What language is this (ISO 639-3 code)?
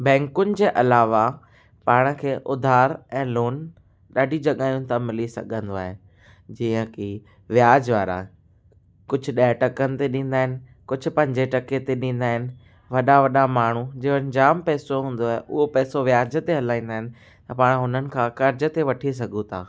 snd